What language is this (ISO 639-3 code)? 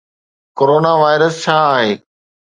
snd